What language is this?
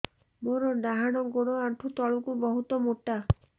Odia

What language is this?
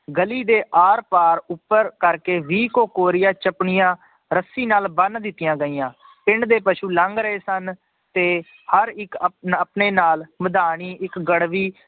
Punjabi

